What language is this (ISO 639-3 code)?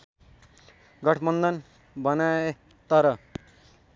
nep